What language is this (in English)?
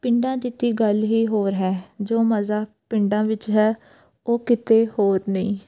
Punjabi